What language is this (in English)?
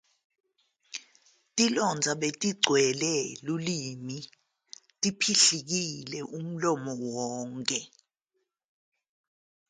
Zulu